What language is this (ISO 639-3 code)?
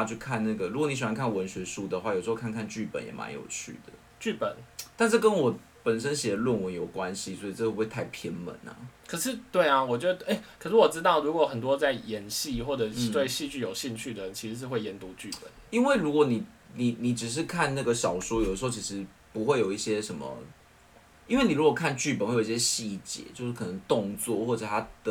zho